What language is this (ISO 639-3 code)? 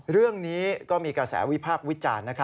tha